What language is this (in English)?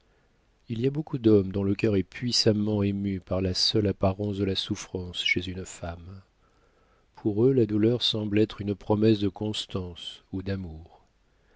French